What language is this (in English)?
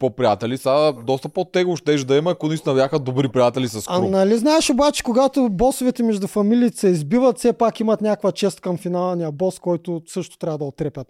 Bulgarian